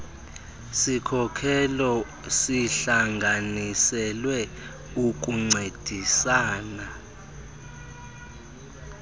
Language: Xhosa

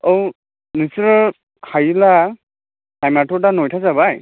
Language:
Bodo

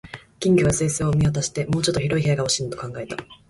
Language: Japanese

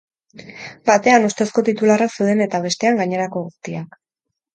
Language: Basque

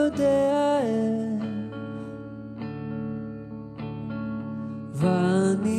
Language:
Hebrew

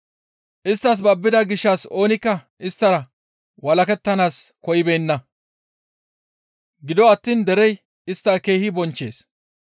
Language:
Gamo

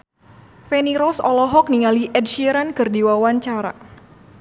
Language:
Sundanese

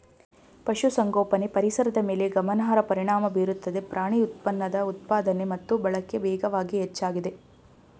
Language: Kannada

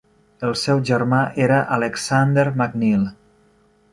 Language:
Catalan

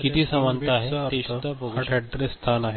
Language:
Marathi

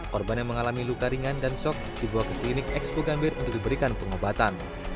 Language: Indonesian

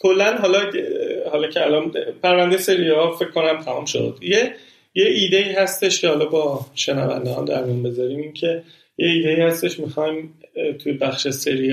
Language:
Persian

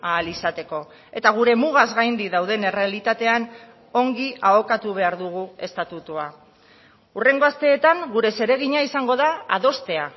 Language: Basque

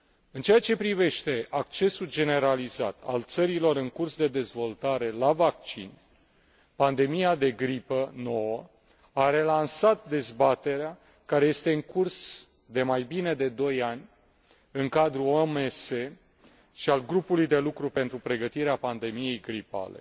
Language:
Romanian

